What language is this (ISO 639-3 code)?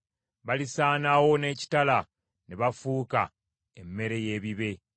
lug